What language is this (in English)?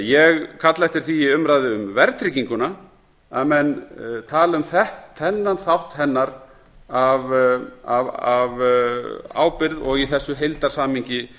Icelandic